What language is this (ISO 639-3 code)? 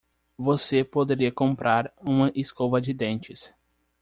por